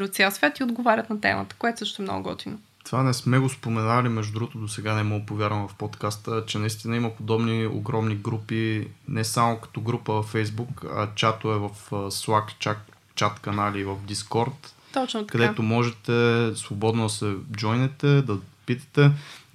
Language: Bulgarian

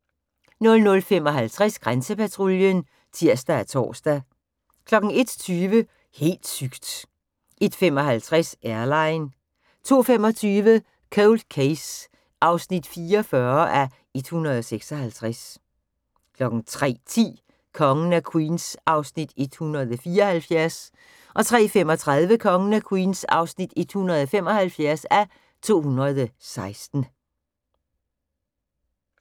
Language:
Danish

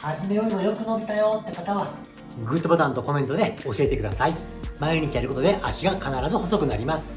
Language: Japanese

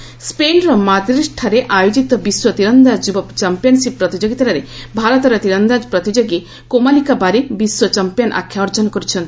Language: Odia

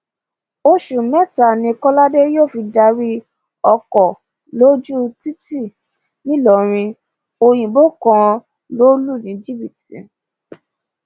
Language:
Yoruba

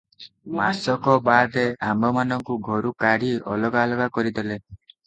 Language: Odia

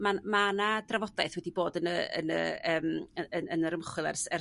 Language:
Welsh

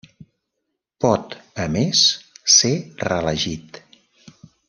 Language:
Catalan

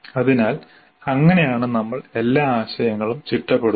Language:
Malayalam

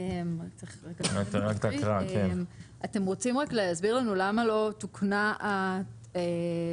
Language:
Hebrew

